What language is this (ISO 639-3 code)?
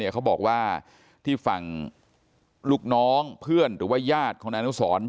tha